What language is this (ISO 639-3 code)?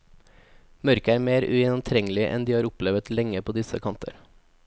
nor